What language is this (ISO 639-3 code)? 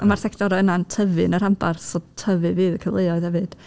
cym